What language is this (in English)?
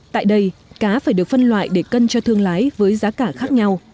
Vietnamese